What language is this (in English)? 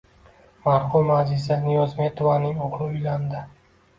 Uzbek